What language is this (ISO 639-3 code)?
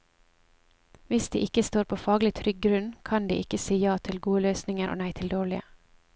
nor